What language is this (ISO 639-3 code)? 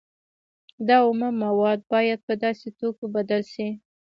pus